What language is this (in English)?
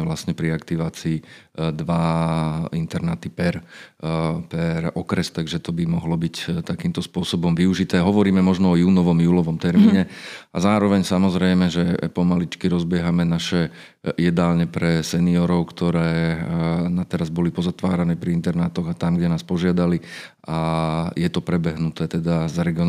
Slovak